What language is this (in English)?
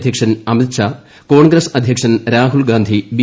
Malayalam